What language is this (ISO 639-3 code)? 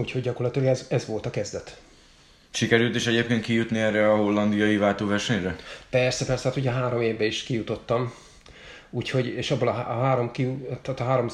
hun